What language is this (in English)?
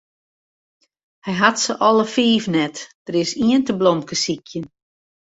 Western Frisian